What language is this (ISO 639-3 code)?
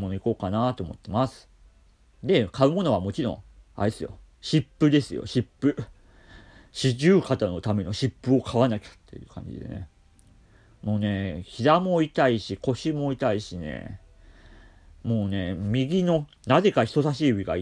jpn